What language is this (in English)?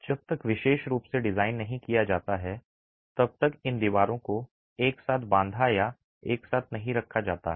Hindi